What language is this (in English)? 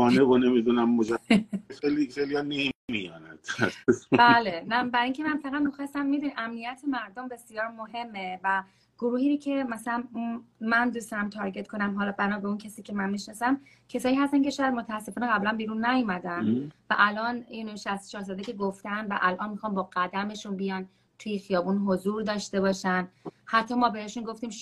Persian